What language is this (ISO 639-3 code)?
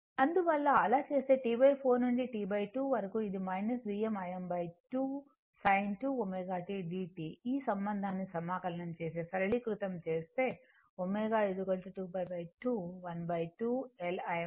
tel